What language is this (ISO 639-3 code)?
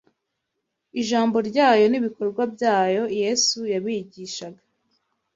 kin